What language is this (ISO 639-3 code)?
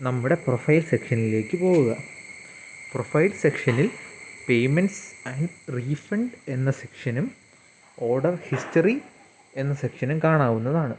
mal